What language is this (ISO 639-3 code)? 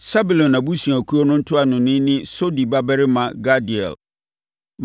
aka